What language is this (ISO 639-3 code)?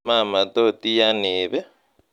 kln